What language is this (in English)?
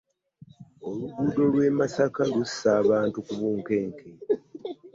Ganda